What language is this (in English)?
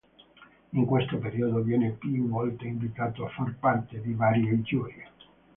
Italian